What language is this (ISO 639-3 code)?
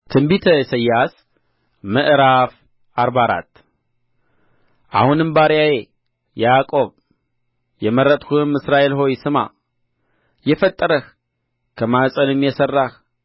amh